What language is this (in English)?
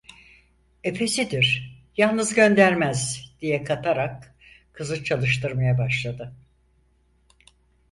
Turkish